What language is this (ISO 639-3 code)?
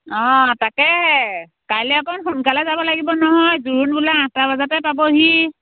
asm